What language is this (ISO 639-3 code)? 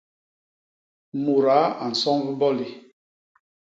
bas